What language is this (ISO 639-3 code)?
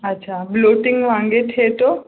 snd